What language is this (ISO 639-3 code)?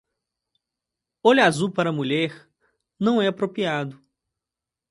por